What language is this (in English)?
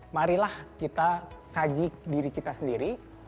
Indonesian